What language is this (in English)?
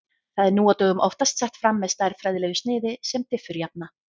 Icelandic